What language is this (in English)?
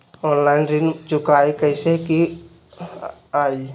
Magahi